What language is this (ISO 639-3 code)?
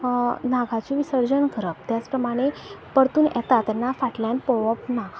kok